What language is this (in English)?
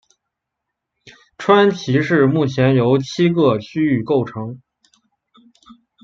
Chinese